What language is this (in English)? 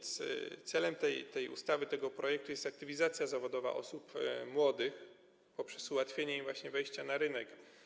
Polish